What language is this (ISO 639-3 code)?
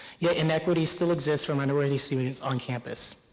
eng